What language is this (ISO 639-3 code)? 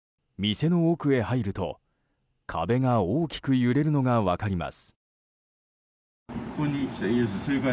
jpn